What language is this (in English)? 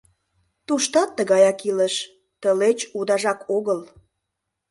Mari